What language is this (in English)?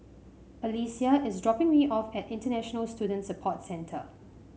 English